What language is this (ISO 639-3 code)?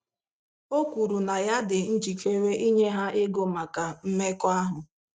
ibo